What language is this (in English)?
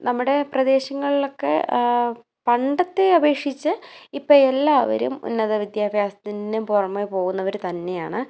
Malayalam